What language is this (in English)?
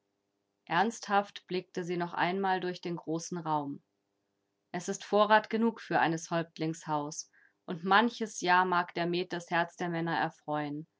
German